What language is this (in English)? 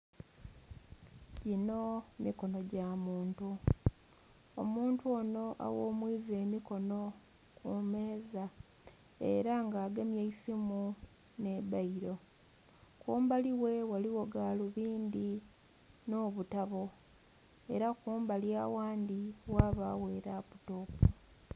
Soga